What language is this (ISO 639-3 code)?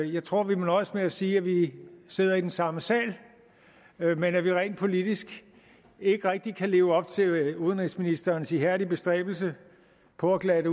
dan